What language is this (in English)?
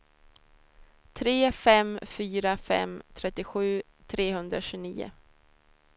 Swedish